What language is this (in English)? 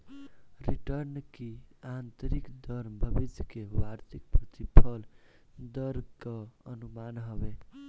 Bhojpuri